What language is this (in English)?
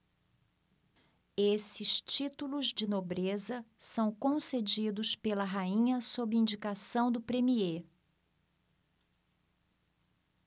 Portuguese